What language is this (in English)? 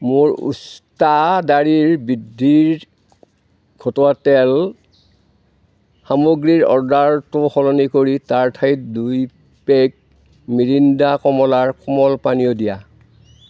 Assamese